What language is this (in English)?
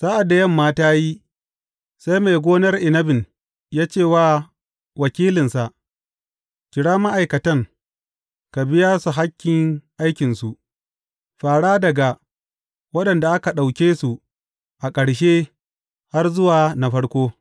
Hausa